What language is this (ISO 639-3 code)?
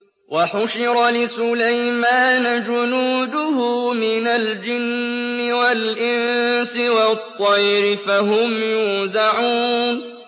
ara